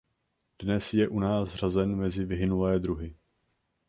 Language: Czech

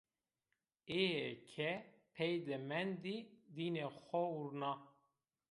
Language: Zaza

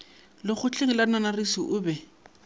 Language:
Northern Sotho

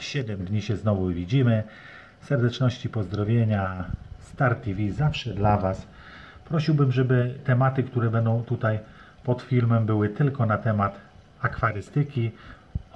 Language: Polish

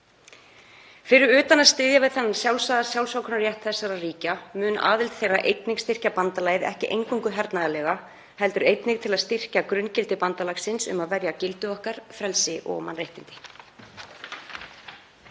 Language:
Icelandic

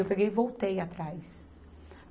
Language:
Portuguese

